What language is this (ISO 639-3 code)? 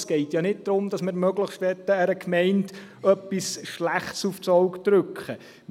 gsw